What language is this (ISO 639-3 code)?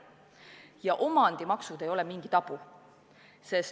est